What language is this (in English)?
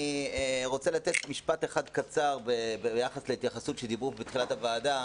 Hebrew